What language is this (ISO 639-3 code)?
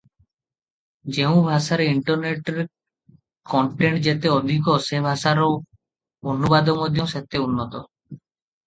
ori